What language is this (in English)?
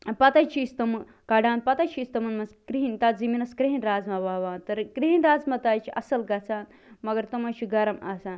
Kashmiri